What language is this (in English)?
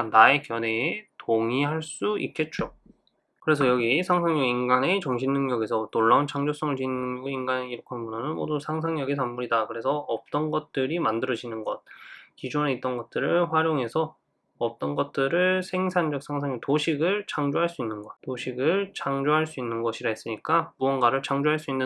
Korean